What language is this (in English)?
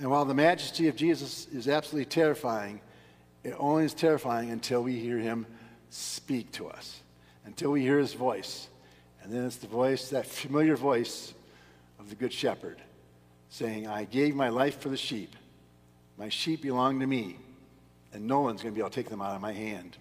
English